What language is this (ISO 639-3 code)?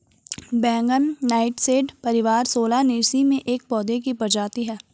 hin